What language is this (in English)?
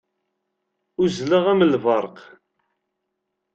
Kabyle